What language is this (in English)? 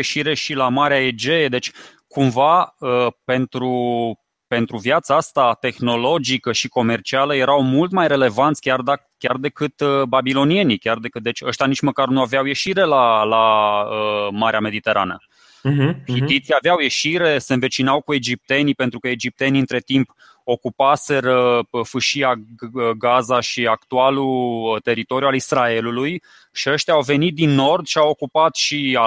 Romanian